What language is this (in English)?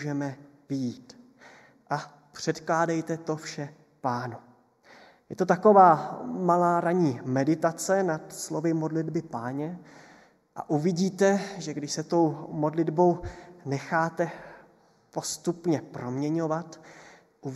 Czech